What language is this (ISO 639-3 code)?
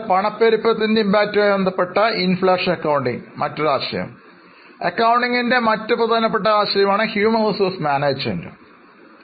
mal